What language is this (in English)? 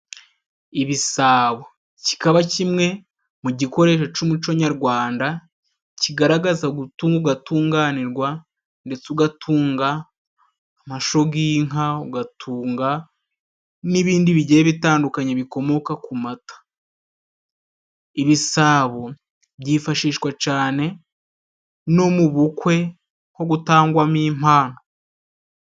Kinyarwanda